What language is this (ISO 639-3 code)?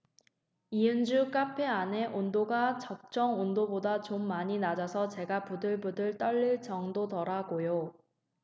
kor